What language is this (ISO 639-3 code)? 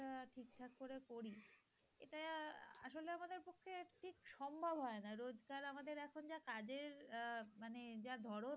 ben